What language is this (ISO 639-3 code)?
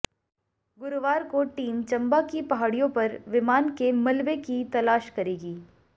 hin